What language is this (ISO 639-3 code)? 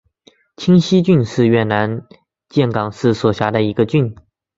zho